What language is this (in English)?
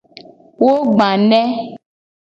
Gen